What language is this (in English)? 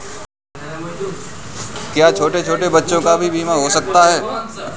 Hindi